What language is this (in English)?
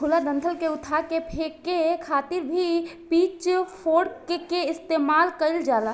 Bhojpuri